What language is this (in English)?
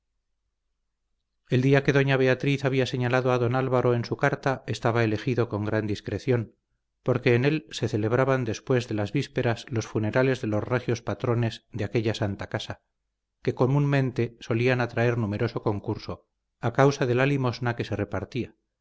Spanish